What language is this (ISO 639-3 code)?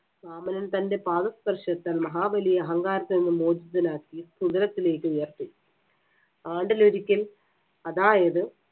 mal